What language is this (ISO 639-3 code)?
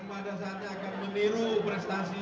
ind